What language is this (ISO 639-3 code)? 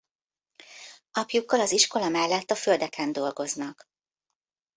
hun